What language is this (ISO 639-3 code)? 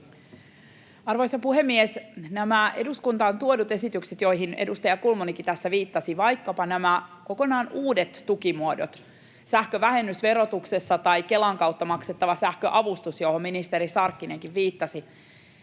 fin